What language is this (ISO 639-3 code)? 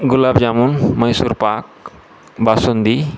mar